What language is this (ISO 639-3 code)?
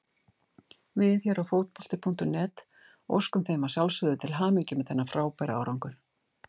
isl